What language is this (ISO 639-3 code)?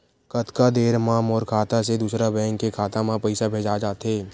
hne